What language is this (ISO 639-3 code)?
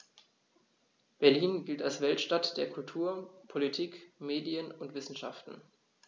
deu